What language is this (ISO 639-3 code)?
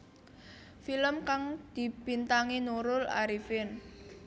jav